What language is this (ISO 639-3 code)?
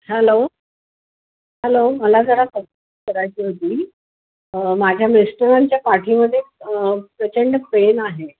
mar